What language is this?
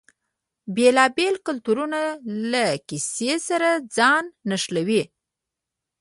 Pashto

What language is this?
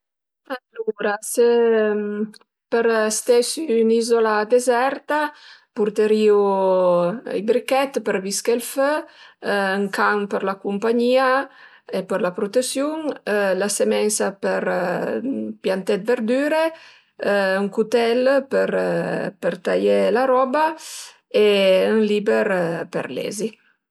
Piedmontese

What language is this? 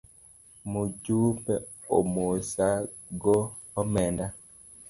Luo (Kenya and Tanzania)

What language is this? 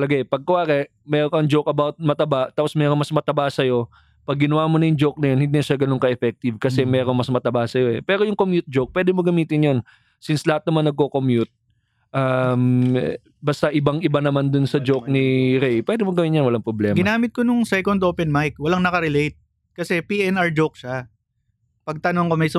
Filipino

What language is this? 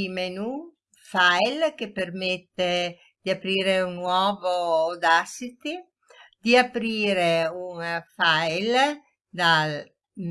Italian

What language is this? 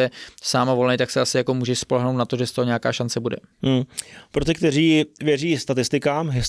Czech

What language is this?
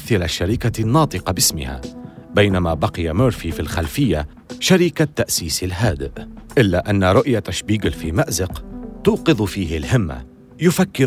Arabic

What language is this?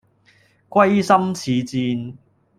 Cantonese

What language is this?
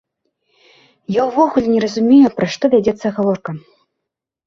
Belarusian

